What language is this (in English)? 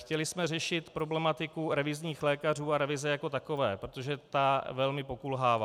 Czech